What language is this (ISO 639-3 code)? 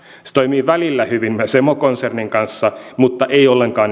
fin